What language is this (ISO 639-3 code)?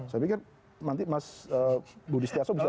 ind